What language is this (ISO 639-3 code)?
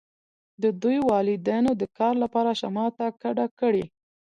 pus